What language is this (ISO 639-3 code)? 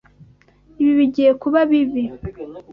kin